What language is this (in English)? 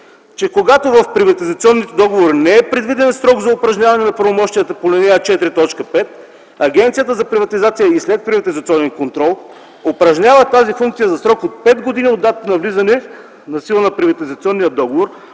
Bulgarian